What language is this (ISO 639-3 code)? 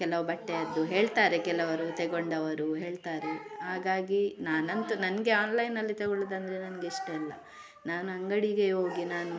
kan